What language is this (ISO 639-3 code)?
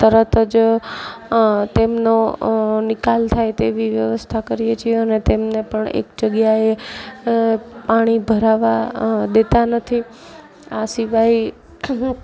guj